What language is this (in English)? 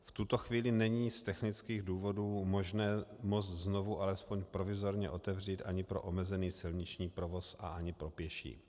Czech